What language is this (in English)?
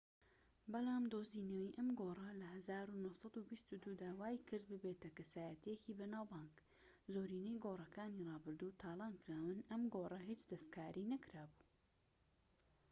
Central Kurdish